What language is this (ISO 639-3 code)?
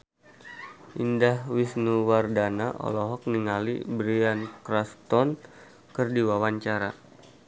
sun